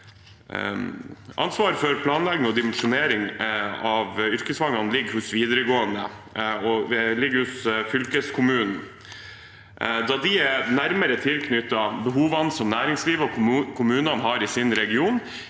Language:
Norwegian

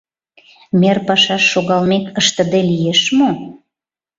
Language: Mari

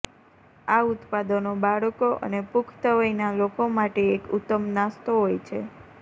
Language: Gujarati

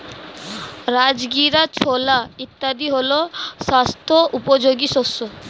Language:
Bangla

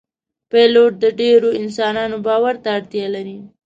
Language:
Pashto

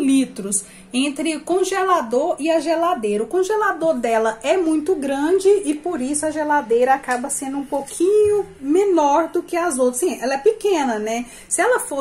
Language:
Portuguese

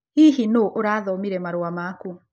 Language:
Kikuyu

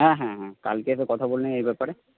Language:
Bangla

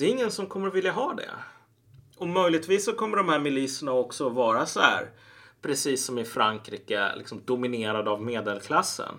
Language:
Swedish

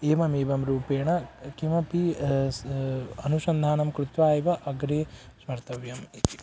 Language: Sanskrit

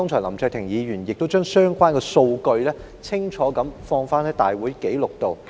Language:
Cantonese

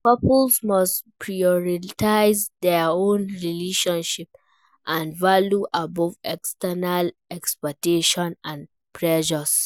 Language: Nigerian Pidgin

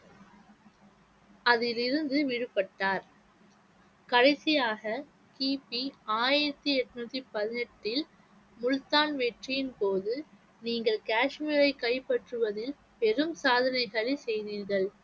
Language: Tamil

